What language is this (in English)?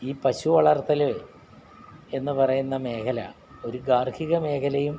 Malayalam